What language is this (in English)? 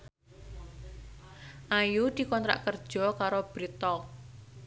Javanese